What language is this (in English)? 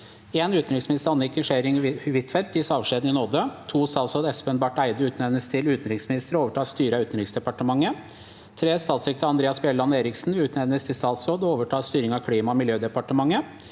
Norwegian